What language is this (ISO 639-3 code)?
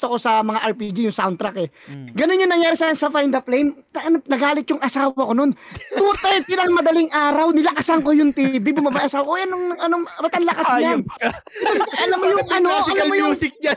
fil